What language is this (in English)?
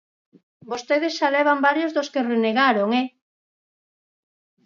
Galician